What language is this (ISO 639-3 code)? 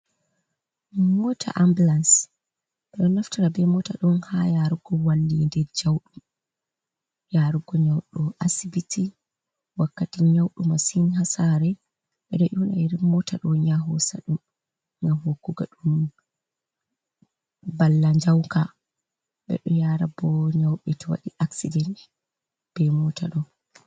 ful